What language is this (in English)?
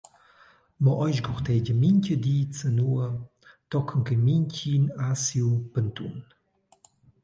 Romansh